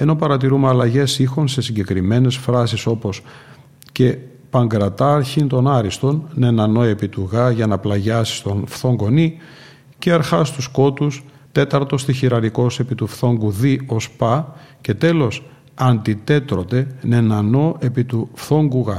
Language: Greek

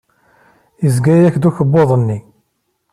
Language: Kabyle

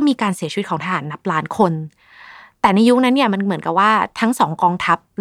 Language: Thai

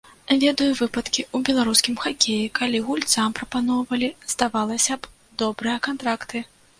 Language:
Belarusian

